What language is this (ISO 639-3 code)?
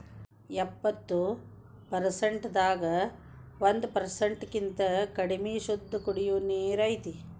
kan